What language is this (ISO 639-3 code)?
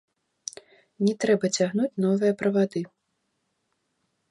bel